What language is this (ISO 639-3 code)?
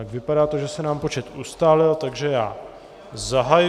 ces